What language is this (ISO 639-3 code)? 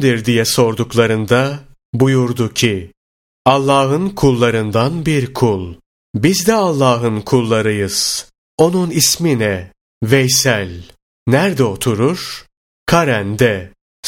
tur